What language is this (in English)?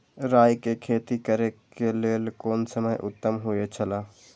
Maithili